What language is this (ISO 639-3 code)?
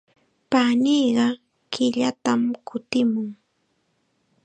qxa